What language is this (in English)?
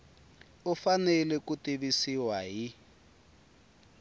Tsonga